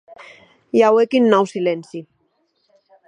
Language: Occitan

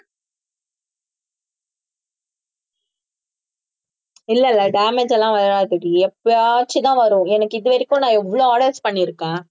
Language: Tamil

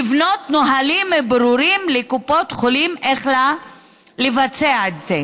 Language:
Hebrew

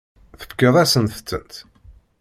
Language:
Kabyle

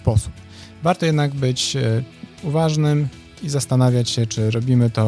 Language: Polish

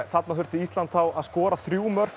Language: Icelandic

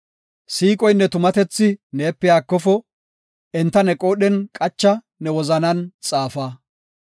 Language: Gofa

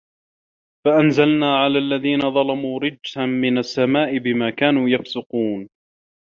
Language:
Arabic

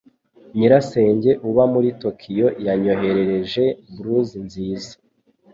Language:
Kinyarwanda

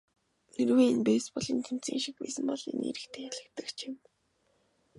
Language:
Mongolian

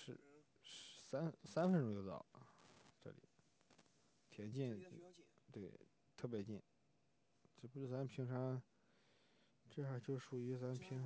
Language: Chinese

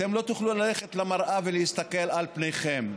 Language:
Hebrew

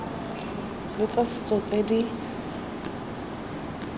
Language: Tswana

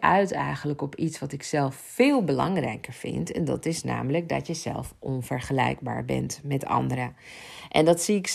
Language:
Dutch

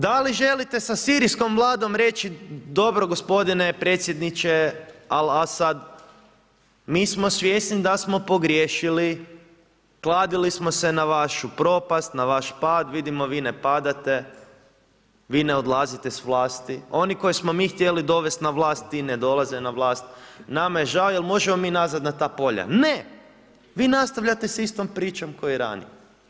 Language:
Croatian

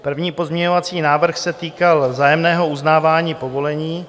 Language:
Czech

